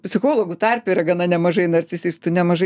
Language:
Lithuanian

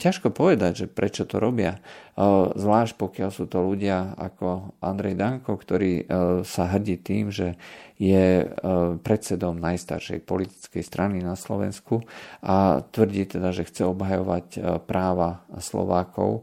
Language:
Slovak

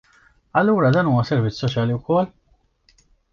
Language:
Maltese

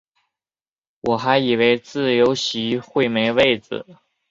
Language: Chinese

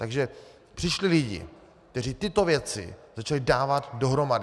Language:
Czech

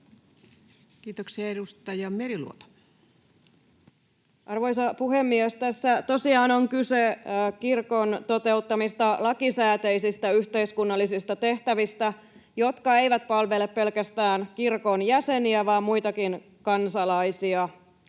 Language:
Finnish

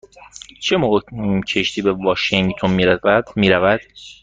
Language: Persian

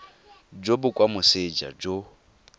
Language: Tswana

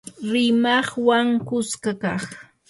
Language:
Yanahuanca Pasco Quechua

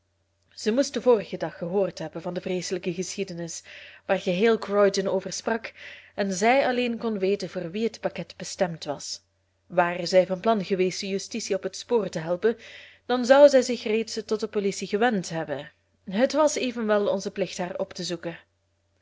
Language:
Dutch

